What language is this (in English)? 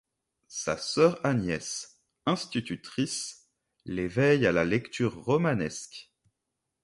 French